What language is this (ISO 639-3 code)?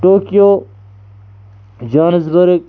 kas